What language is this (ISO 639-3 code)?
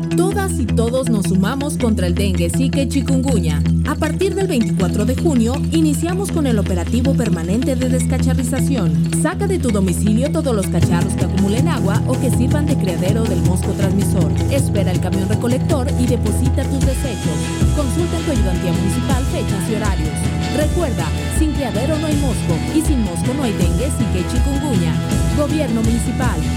spa